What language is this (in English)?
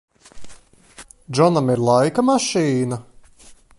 Latvian